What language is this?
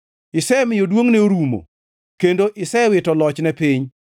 Luo (Kenya and Tanzania)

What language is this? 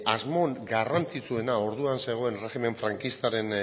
Basque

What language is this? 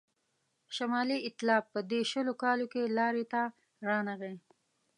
Pashto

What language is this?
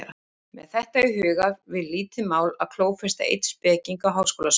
Icelandic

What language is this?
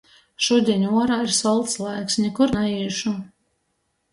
Latgalian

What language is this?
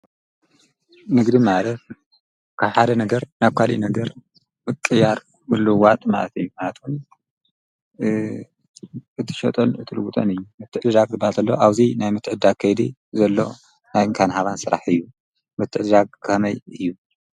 Tigrinya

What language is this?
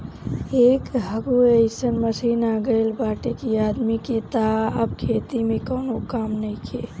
Bhojpuri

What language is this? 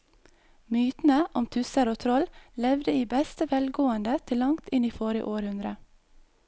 Norwegian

